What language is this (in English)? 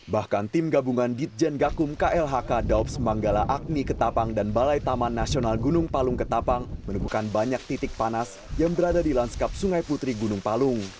Indonesian